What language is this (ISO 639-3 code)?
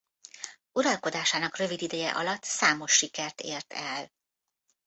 hun